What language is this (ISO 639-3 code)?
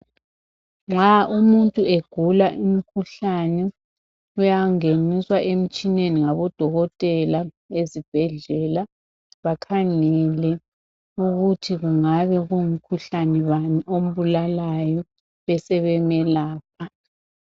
nde